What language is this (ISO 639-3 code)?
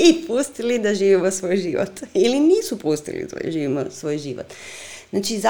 hrv